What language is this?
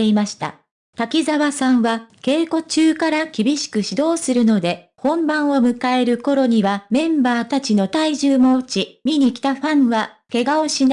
Japanese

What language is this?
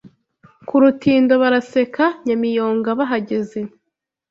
Kinyarwanda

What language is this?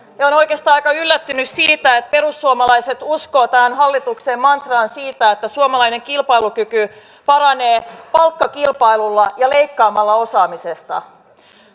Finnish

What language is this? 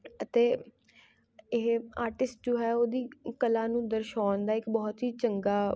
Punjabi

